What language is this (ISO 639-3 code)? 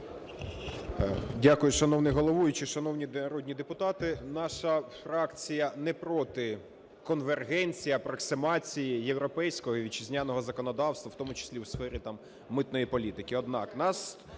ukr